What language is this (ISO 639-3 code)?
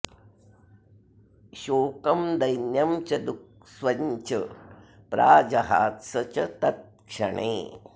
san